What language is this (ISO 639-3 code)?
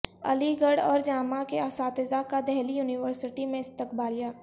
urd